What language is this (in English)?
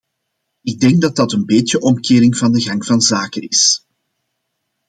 Dutch